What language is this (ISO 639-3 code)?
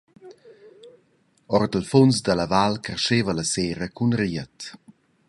roh